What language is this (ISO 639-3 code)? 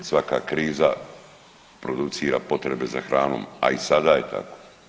hrv